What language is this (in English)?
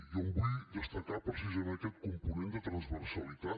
Catalan